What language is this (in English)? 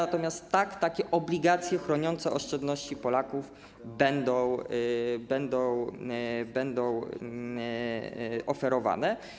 Polish